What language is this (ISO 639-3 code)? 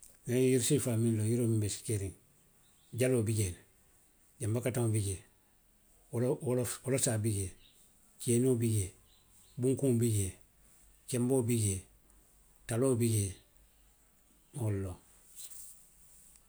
mlq